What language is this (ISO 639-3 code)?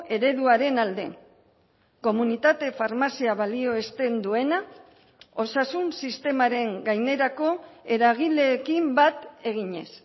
eus